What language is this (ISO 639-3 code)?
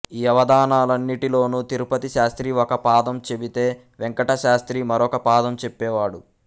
tel